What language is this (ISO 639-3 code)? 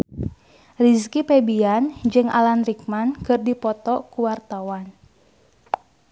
sun